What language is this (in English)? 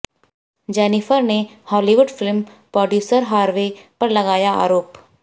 Hindi